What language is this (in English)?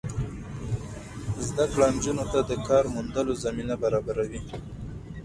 Pashto